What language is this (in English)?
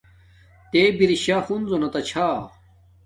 Domaaki